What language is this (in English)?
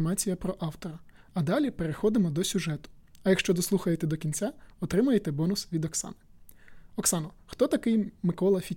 Ukrainian